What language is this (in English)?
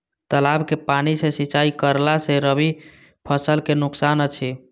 Maithili